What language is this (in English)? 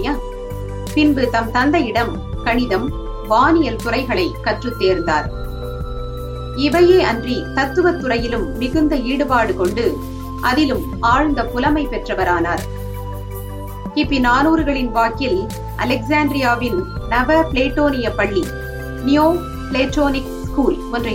Tamil